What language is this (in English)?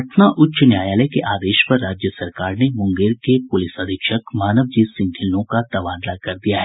Hindi